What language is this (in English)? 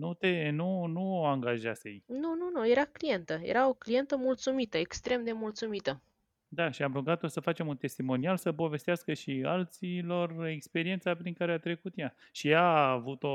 Romanian